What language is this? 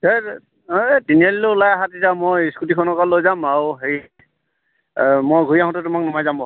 Assamese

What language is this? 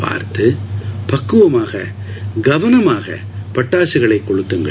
Tamil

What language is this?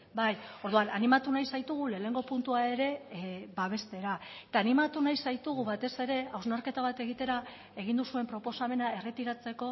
Basque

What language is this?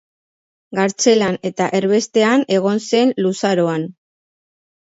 Basque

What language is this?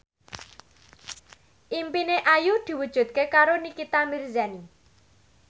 Javanese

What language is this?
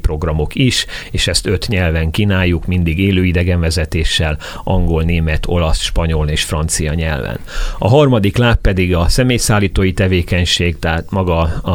Hungarian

